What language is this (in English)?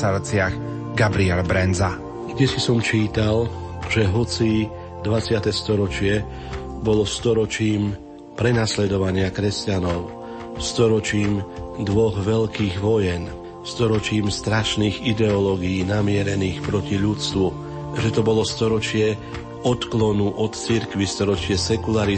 Slovak